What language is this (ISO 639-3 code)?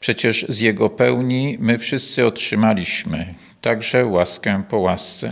pol